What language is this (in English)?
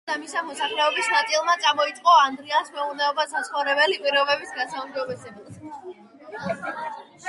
Georgian